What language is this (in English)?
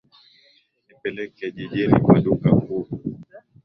Swahili